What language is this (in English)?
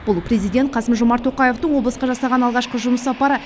Kazakh